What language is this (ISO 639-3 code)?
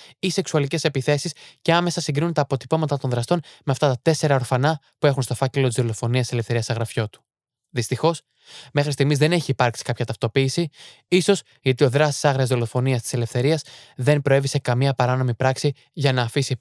ell